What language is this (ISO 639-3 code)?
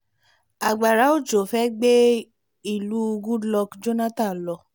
yor